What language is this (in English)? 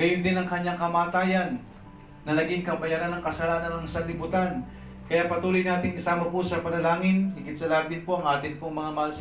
Filipino